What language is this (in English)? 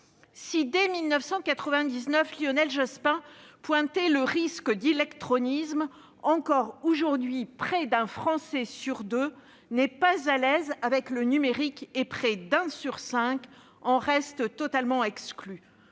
French